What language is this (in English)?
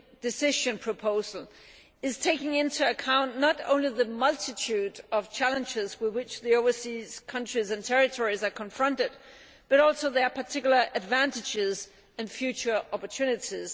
English